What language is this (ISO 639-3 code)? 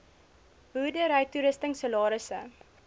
afr